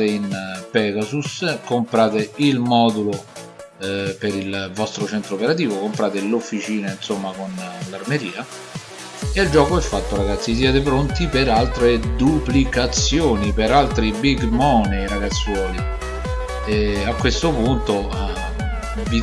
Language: Italian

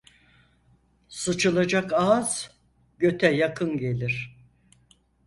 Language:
Turkish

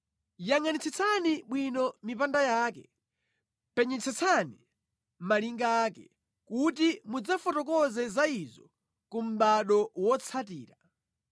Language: Nyanja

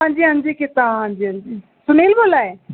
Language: Dogri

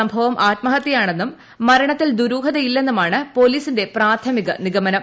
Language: Malayalam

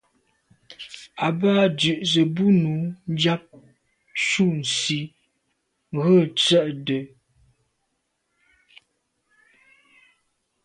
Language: Medumba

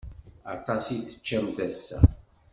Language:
Kabyle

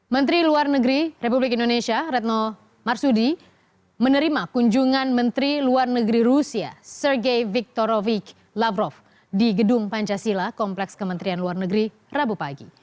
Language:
Indonesian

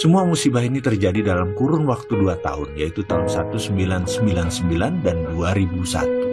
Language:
Indonesian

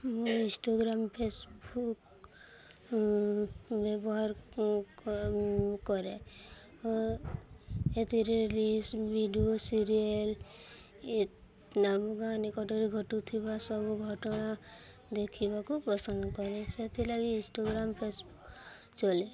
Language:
Odia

